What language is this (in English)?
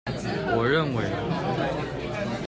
Chinese